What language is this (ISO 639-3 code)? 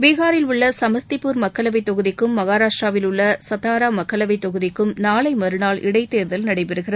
tam